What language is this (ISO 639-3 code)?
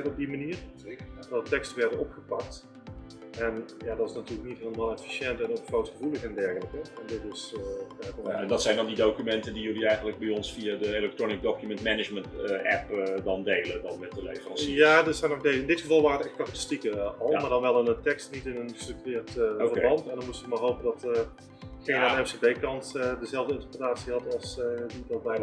nld